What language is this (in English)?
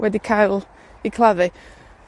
Welsh